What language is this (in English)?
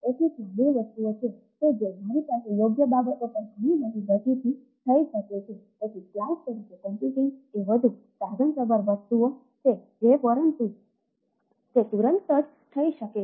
Gujarati